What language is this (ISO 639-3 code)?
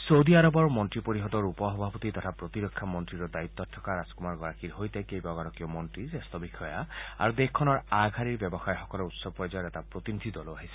asm